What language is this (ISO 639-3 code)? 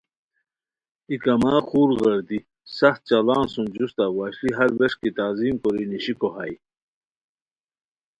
khw